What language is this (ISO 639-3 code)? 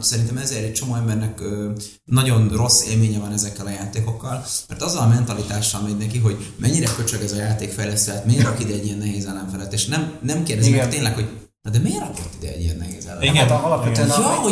hun